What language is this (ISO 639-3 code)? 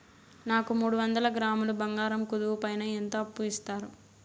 tel